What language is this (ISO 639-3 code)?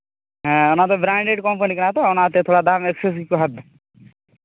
sat